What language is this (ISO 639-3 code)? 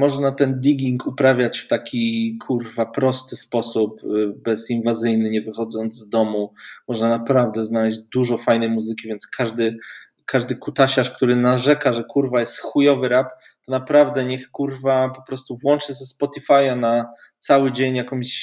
pol